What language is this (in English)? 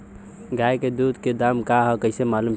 Bhojpuri